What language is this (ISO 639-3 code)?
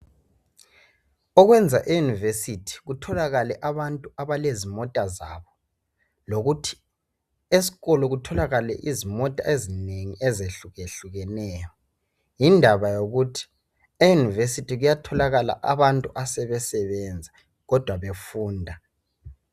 nde